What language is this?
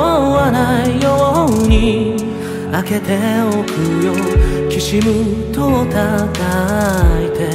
Korean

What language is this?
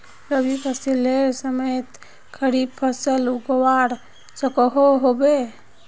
Magahi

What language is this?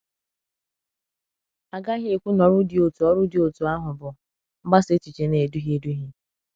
Igbo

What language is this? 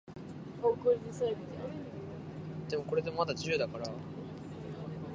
Japanese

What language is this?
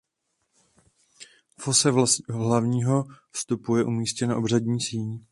Czech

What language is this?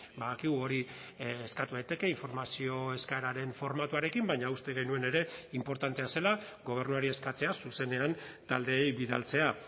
Basque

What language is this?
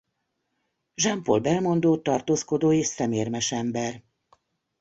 Hungarian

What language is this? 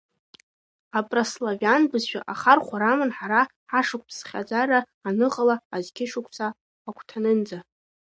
Abkhazian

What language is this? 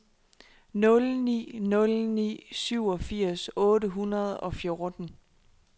Danish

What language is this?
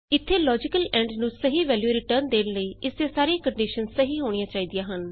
Punjabi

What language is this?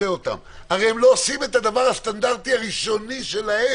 Hebrew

